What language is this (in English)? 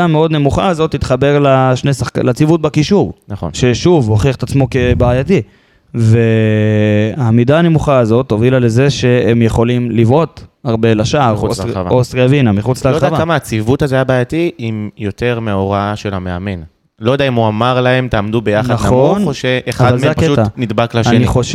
Hebrew